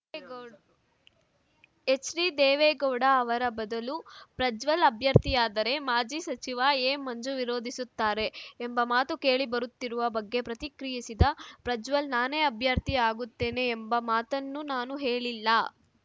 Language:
Kannada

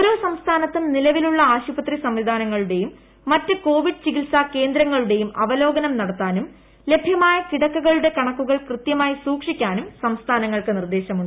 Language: Malayalam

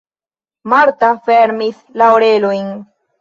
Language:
Esperanto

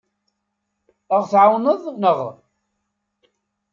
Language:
Kabyle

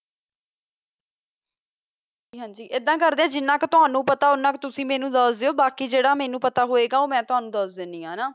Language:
Punjabi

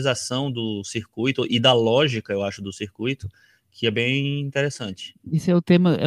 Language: Portuguese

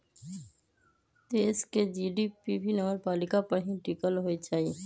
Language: Magahi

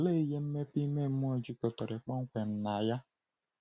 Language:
Igbo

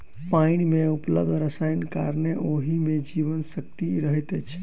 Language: Maithili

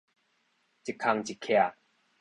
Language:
Min Nan Chinese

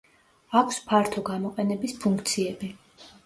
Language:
Georgian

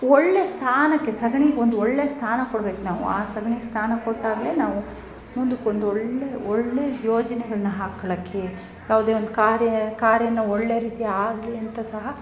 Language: Kannada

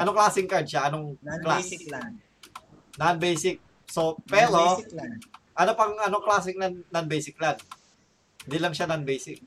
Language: Filipino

